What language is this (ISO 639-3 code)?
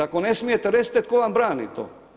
hrv